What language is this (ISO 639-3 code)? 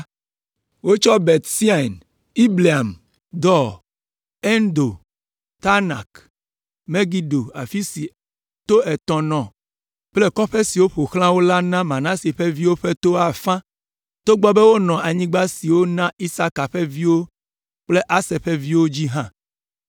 ewe